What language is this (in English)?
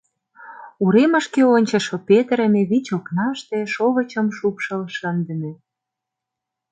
Mari